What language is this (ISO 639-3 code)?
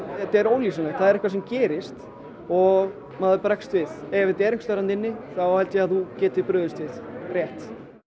isl